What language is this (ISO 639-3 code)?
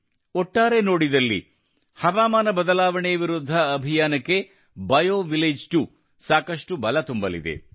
kan